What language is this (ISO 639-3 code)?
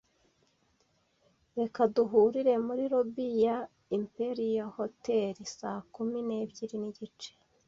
kin